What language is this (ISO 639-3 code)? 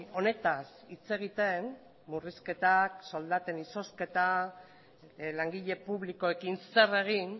eus